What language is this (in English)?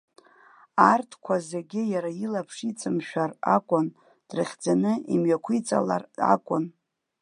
Abkhazian